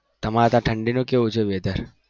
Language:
Gujarati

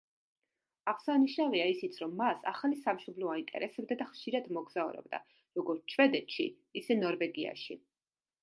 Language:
Georgian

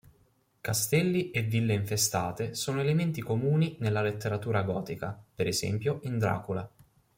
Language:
Italian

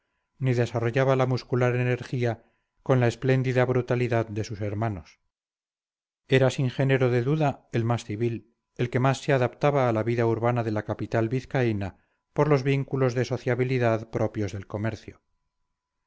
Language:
Spanish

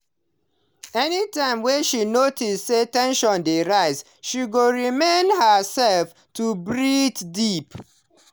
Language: Nigerian Pidgin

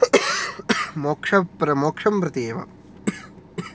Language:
Sanskrit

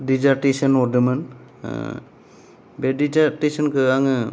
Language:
Bodo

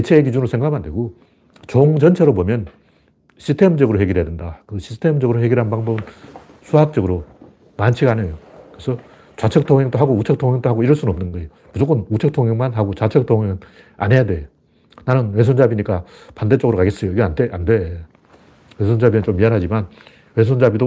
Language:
Korean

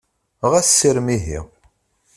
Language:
Kabyle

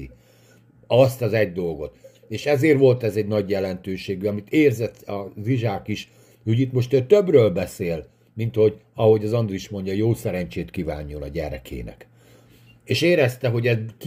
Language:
Hungarian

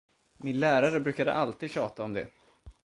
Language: Swedish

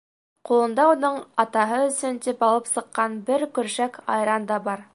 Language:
Bashkir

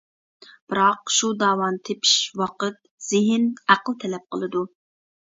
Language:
Uyghur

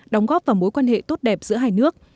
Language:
Vietnamese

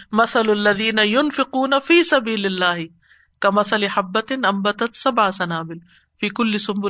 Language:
Urdu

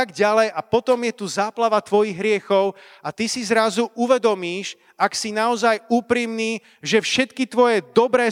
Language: Slovak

